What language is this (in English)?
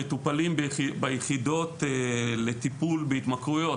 Hebrew